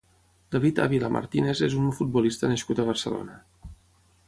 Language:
Catalan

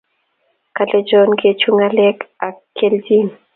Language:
Kalenjin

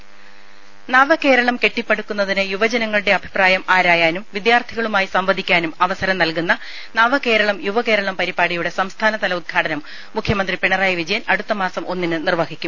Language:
Malayalam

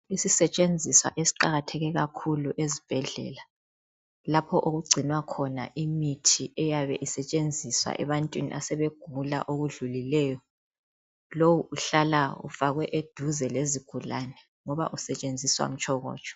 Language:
North Ndebele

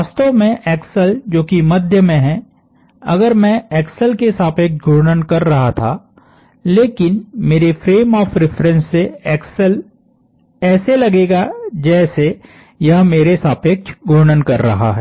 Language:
Hindi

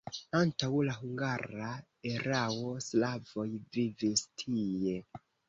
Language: Esperanto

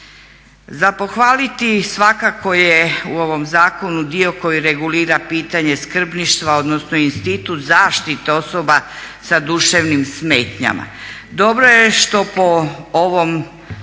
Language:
Croatian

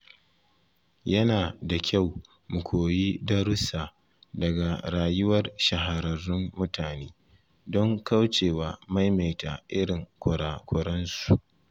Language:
Hausa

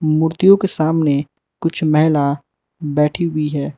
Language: Hindi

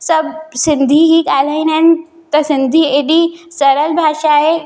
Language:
Sindhi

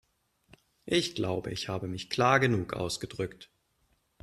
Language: German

